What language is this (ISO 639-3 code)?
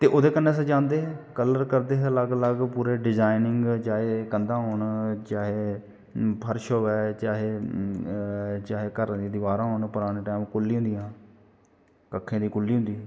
doi